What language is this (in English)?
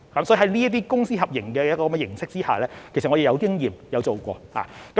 Cantonese